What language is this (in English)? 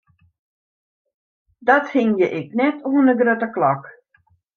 Western Frisian